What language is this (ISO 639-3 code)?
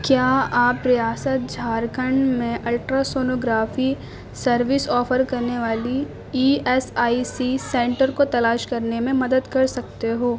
urd